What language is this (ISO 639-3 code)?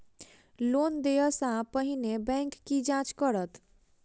mai